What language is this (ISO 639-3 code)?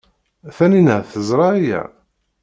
kab